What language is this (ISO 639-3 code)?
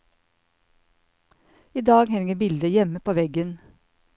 nor